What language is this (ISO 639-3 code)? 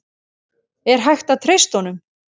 isl